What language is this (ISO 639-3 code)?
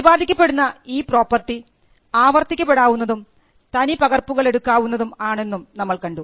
mal